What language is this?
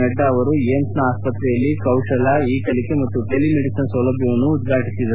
Kannada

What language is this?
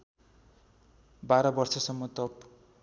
Nepali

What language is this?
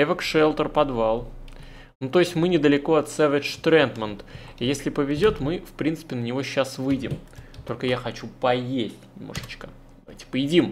Russian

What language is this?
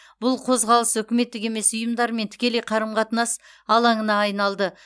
Kazakh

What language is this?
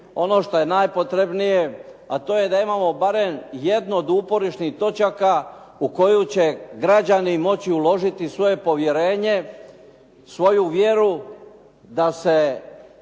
Croatian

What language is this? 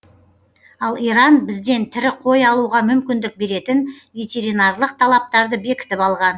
Kazakh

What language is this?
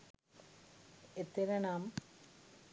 Sinhala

